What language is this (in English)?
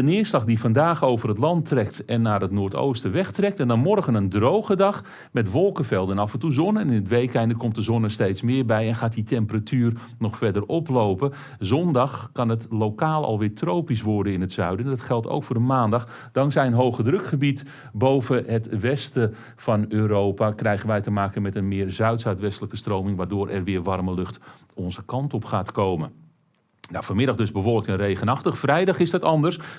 Dutch